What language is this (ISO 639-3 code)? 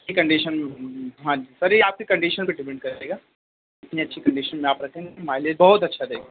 urd